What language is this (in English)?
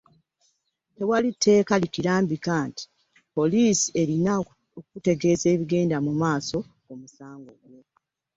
Ganda